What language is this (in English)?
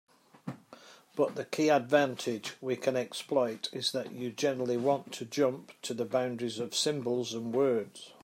English